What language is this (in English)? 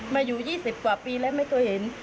Thai